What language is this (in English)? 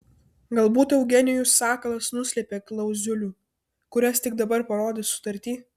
Lithuanian